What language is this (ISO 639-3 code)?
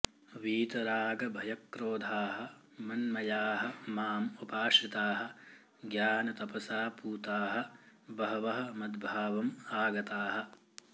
san